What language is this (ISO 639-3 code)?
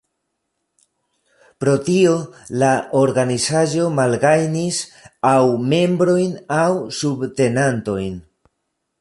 epo